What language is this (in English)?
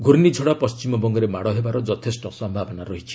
Odia